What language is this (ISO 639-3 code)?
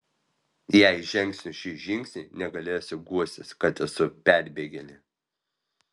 lit